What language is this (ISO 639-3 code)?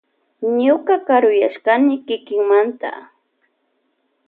qvj